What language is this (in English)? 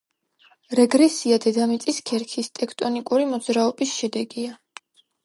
Georgian